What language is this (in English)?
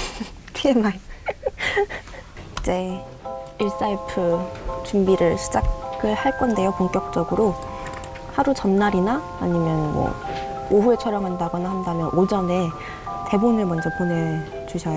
Korean